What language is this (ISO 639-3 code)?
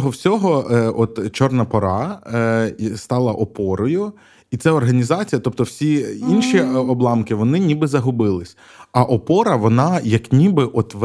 ukr